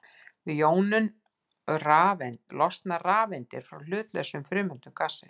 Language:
Icelandic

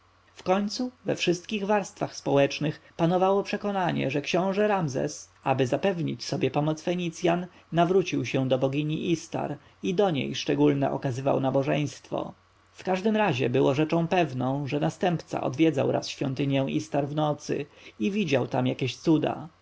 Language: Polish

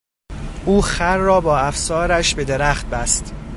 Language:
Persian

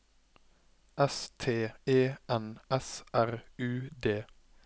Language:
Norwegian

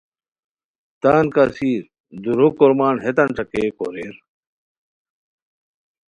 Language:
Khowar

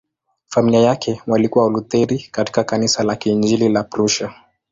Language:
Swahili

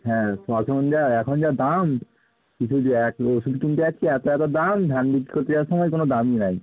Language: Bangla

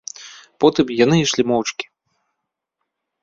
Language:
Belarusian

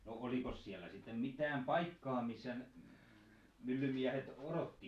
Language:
Finnish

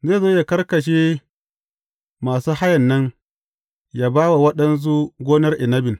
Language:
Hausa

